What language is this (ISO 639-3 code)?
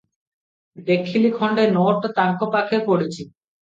ori